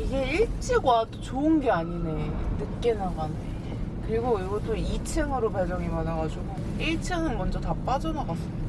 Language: Korean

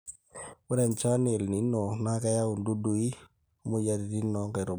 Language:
Masai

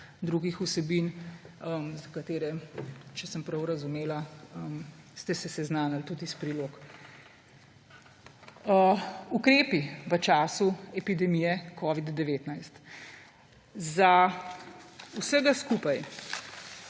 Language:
Slovenian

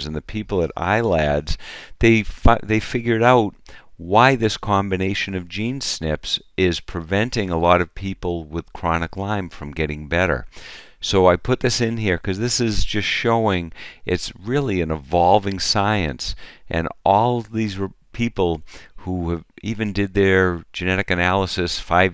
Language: English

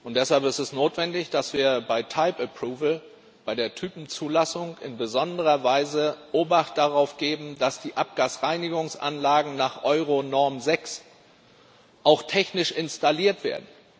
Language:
German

